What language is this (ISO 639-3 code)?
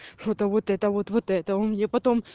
rus